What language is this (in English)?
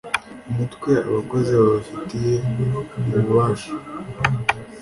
Kinyarwanda